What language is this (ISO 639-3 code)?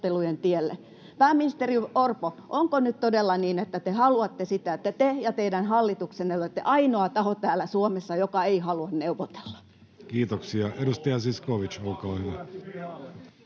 fin